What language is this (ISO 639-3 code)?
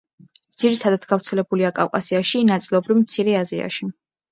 kat